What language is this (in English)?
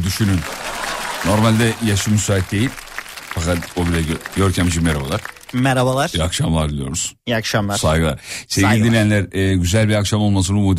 Turkish